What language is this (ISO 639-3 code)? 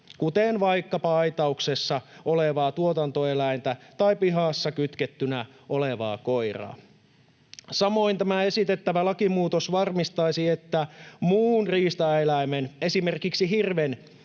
fin